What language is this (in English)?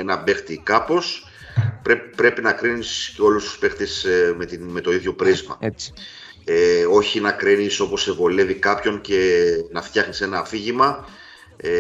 Greek